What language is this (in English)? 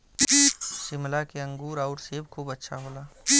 Bhojpuri